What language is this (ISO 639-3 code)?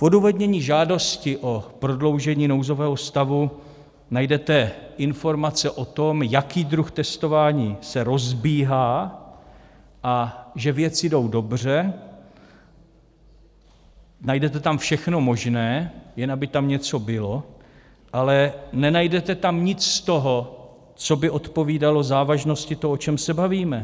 ces